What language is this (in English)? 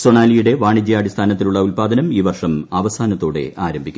Malayalam